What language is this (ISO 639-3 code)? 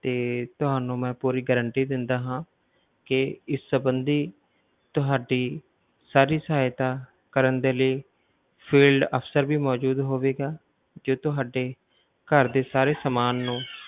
pan